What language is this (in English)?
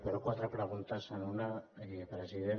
Catalan